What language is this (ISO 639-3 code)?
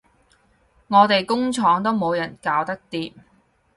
yue